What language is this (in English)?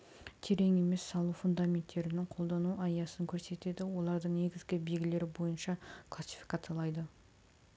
Kazakh